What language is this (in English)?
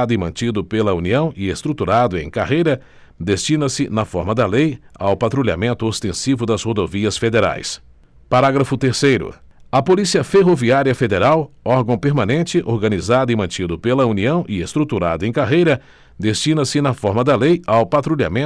Portuguese